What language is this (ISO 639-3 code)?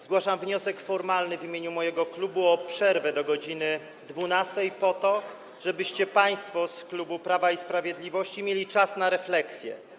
pol